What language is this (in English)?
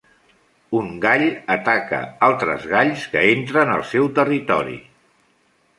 Catalan